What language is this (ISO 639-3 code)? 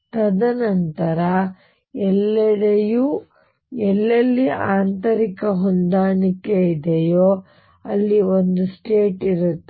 kan